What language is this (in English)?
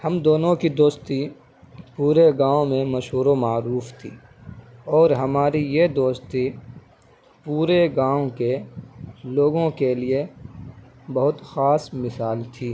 Urdu